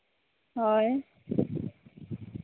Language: Santali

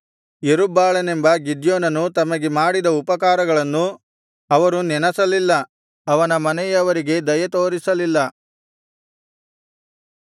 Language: Kannada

